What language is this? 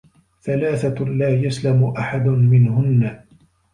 Arabic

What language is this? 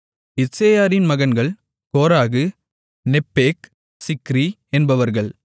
Tamil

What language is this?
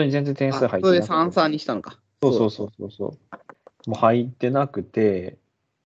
Japanese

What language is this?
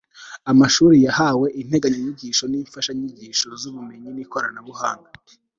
Kinyarwanda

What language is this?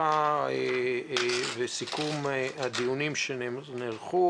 Hebrew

